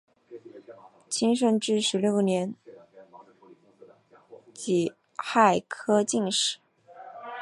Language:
Chinese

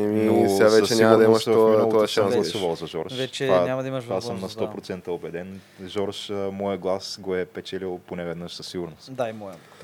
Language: Bulgarian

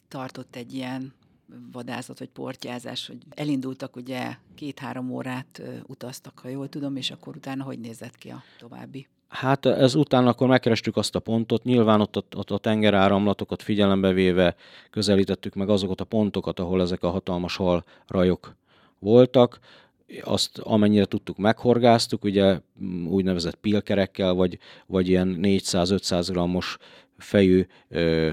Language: Hungarian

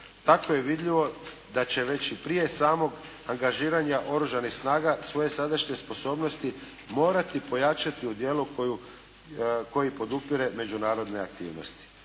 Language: Croatian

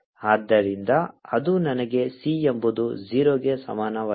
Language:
Kannada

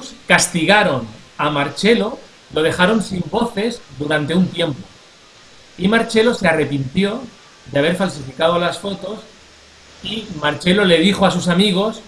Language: Italian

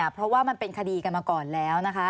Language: Thai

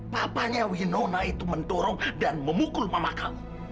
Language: Indonesian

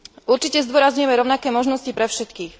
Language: Slovak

